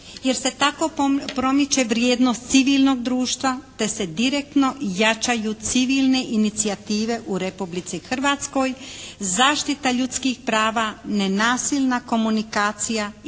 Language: Croatian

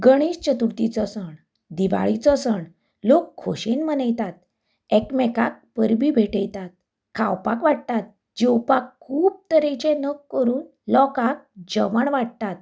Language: Konkani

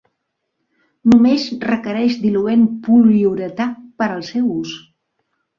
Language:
Catalan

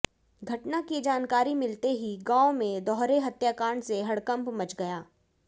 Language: Hindi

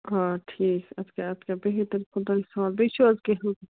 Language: Kashmiri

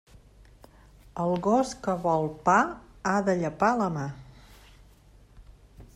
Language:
Catalan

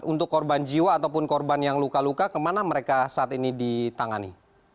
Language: Indonesian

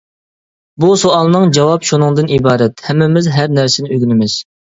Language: Uyghur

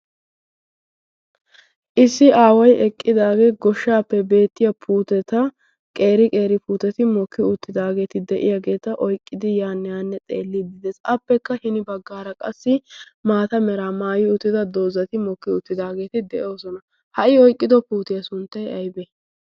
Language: Wolaytta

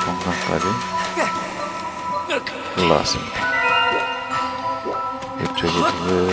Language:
Korean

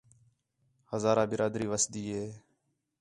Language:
Khetrani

